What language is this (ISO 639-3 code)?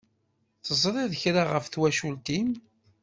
kab